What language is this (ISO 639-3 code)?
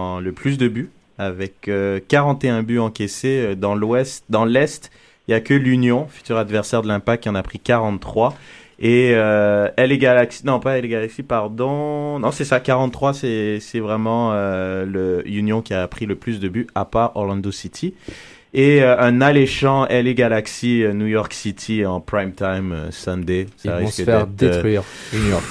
fra